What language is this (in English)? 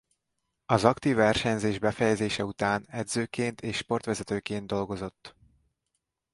Hungarian